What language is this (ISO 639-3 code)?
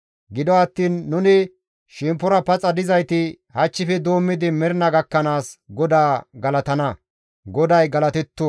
gmv